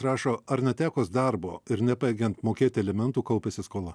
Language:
Lithuanian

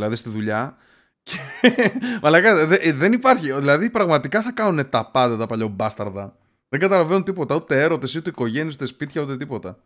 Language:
Greek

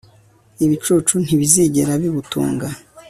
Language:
Kinyarwanda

